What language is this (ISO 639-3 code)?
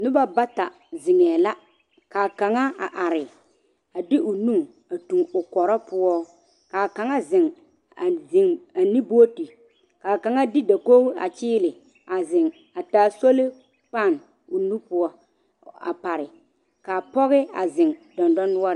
dga